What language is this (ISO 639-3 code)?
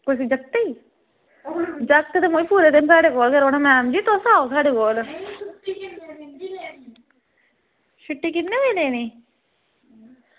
doi